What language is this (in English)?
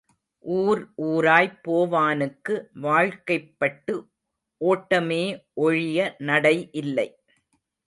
Tamil